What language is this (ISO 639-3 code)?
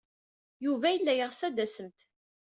kab